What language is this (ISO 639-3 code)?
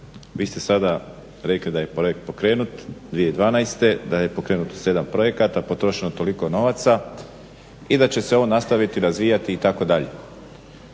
hrv